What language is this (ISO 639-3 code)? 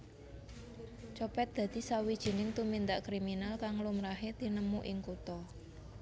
jav